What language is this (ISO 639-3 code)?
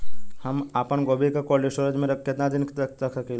bho